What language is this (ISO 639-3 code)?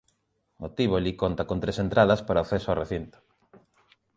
glg